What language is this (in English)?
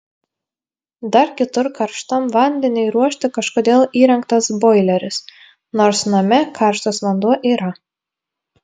Lithuanian